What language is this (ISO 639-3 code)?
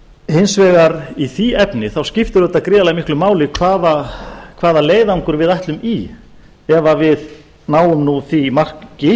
isl